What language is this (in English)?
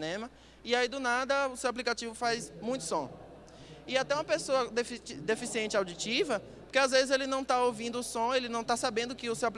Portuguese